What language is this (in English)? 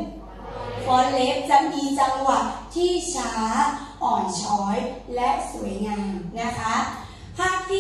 Thai